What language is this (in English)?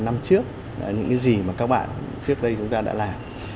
Vietnamese